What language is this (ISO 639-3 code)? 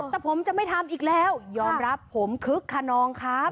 tha